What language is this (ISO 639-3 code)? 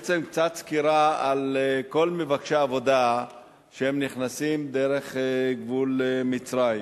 heb